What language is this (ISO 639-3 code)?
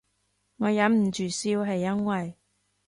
yue